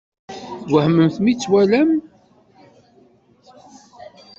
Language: Kabyle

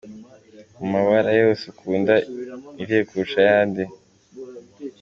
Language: Kinyarwanda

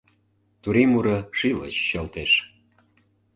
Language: Mari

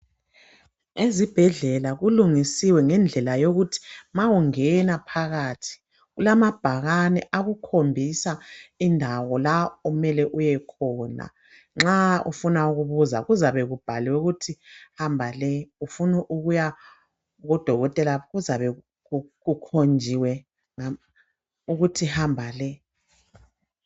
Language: North Ndebele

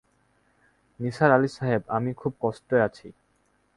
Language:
Bangla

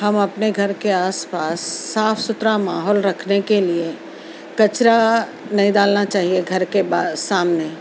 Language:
Urdu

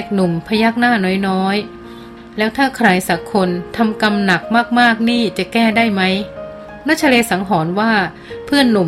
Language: Thai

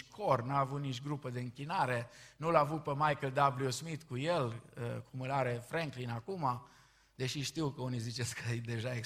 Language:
Romanian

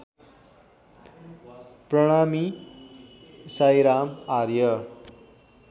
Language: Nepali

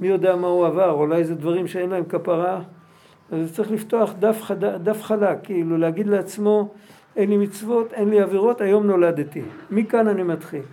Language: Hebrew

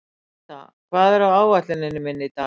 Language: Icelandic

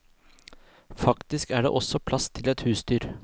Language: Norwegian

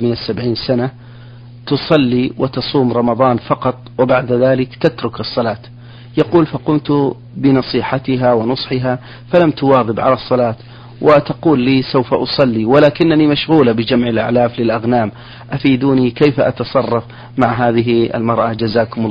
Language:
Arabic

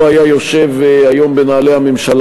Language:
Hebrew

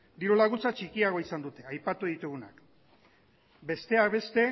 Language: Basque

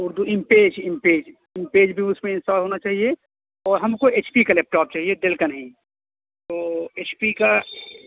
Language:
Urdu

